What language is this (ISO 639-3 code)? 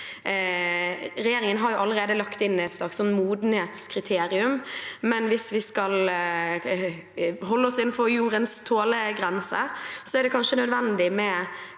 nor